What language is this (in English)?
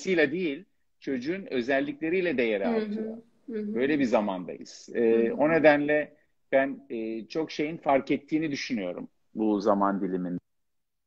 Turkish